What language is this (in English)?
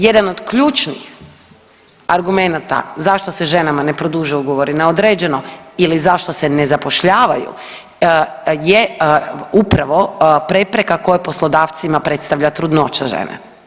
Croatian